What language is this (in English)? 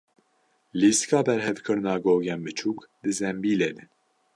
Kurdish